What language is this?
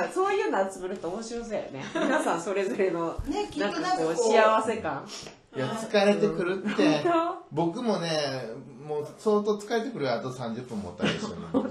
Japanese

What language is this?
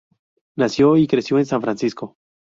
Spanish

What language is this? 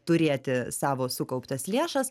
Lithuanian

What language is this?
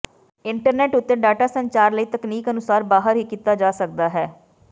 Punjabi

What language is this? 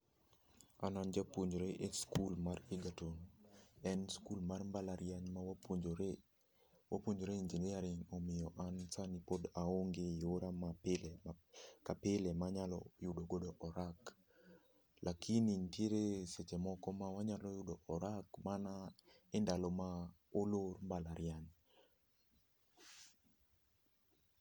Luo (Kenya and Tanzania)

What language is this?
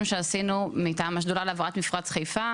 Hebrew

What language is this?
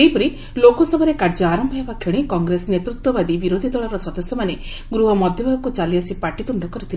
Odia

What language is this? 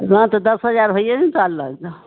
Maithili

